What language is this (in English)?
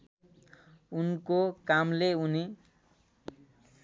Nepali